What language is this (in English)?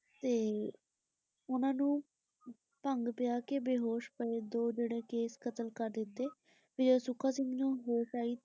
Punjabi